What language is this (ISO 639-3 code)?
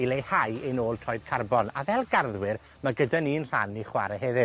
cym